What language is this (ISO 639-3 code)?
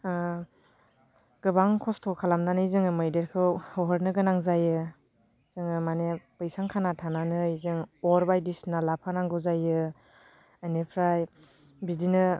brx